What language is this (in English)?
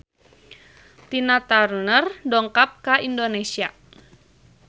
Sundanese